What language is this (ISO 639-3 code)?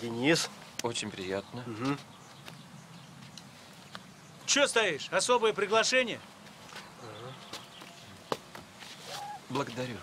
rus